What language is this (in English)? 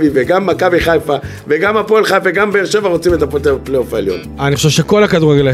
Hebrew